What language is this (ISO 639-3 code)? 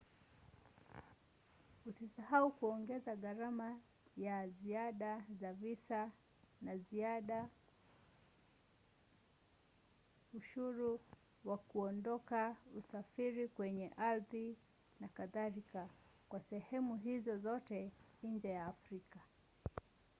swa